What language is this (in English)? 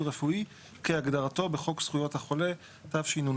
Hebrew